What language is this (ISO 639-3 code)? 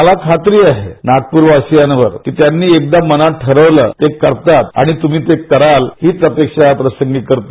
mar